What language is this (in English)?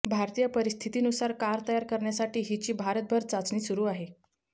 Marathi